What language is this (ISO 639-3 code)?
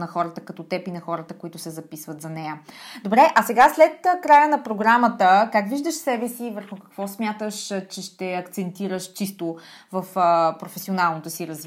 bul